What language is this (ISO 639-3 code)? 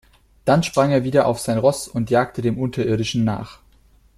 deu